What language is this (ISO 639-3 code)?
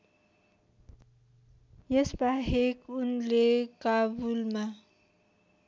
nep